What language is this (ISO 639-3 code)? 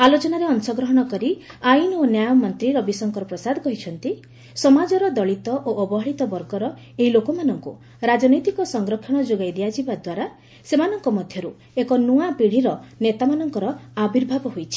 ori